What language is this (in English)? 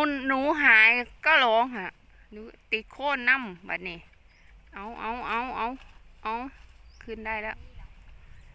Thai